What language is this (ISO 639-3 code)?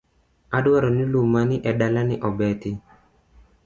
luo